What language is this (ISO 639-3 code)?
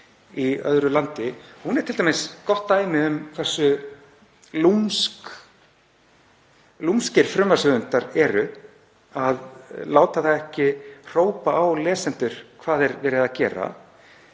isl